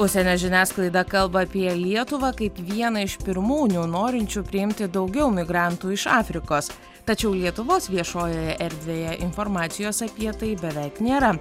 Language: Lithuanian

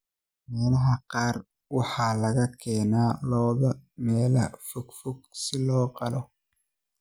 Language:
Somali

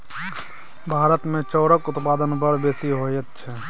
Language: Maithili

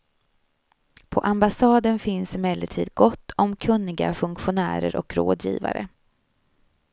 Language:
Swedish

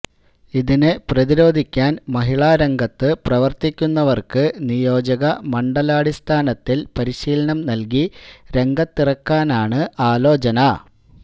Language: Malayalam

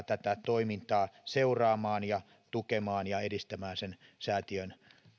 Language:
Finnish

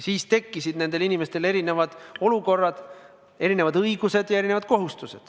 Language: Estonian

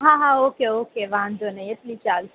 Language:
Gujarati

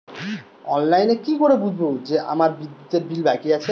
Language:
Bangla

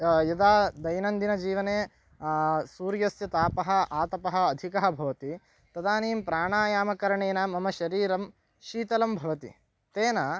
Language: Sanskrit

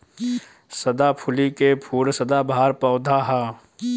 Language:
Bhojpuri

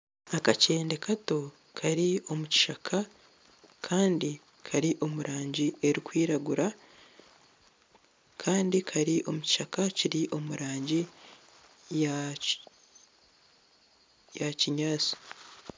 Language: Nyankole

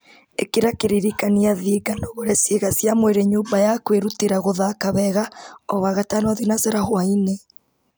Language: Kikuyu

